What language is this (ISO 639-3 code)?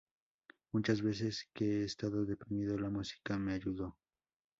spa